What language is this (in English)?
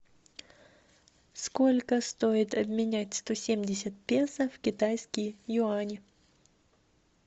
Russian